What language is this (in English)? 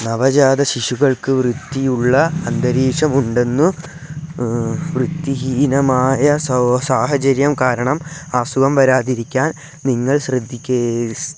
Malayalam